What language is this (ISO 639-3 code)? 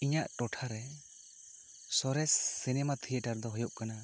sat